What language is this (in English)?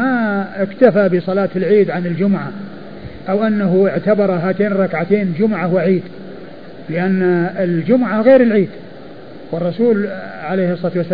Arabic